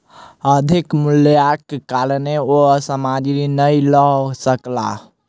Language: Maithili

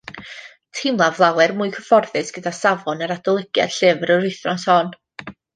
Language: Welsh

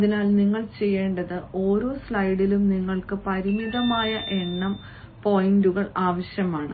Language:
Malayalam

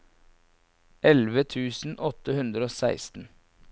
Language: Norwegian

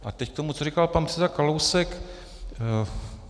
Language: Czech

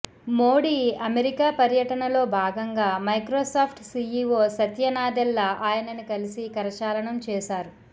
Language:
Telugu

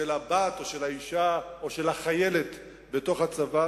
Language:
Hebrew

